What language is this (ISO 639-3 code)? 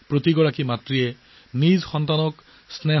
asm